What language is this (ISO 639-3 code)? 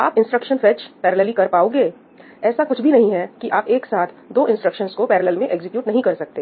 hin